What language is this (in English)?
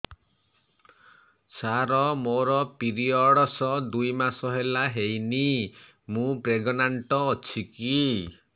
Odia